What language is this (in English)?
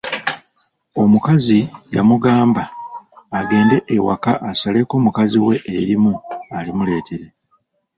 Ganda